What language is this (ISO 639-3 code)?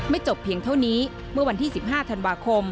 tha